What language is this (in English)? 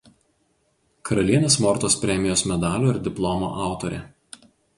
Lithuanian